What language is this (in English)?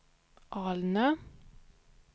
Swedish